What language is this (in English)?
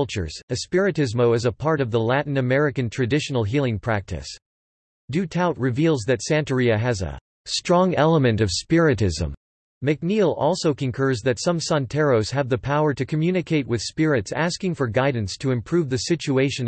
English